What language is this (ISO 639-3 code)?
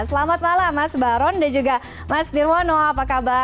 ind